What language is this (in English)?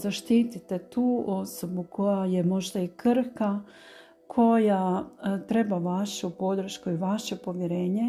Croatian